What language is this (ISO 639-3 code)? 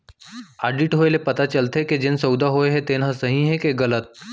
hne